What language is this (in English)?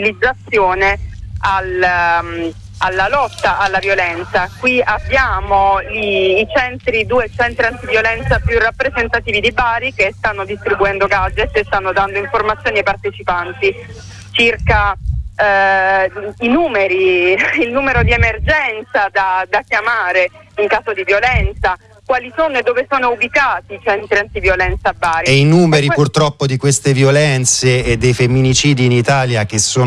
Italian